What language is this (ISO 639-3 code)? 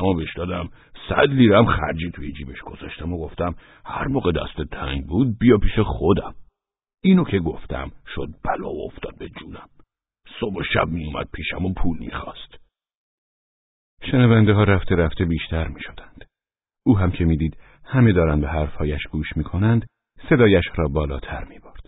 fas